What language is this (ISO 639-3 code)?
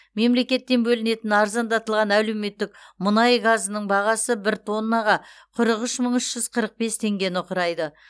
kaz